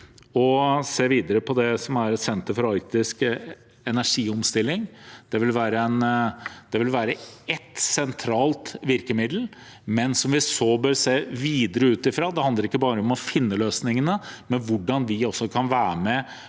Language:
Norwegian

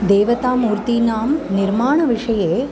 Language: Sanskrit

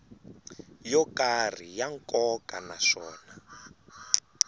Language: Tsonga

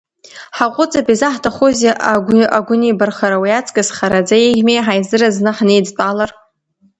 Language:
Abkhazian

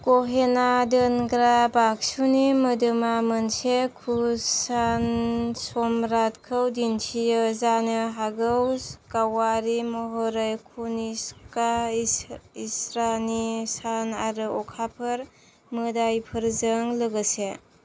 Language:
Bodo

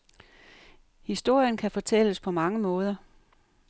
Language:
Danish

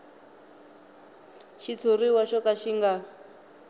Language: Tsonga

